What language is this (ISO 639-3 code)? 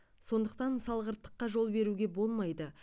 kaz